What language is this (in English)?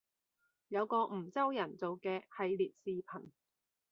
Cantonese